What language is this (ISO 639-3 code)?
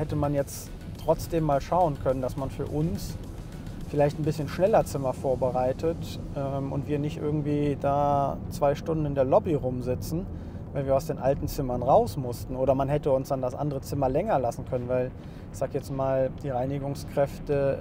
deu